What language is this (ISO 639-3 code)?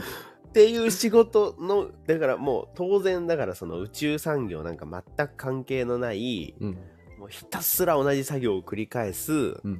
jpn